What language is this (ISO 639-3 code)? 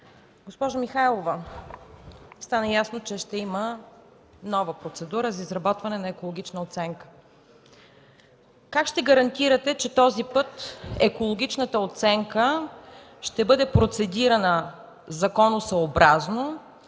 bul